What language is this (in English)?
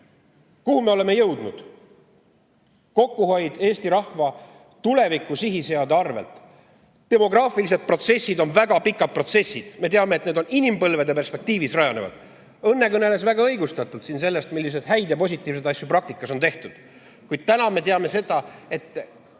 Estonian